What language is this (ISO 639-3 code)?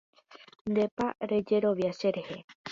grn